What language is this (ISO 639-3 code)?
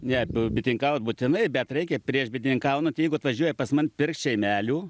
lit